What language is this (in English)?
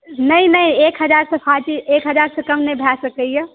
Maithili